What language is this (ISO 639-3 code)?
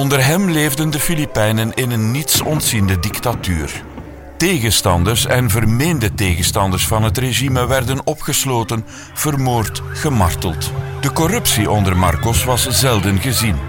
nld